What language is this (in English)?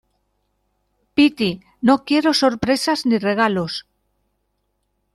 Spanish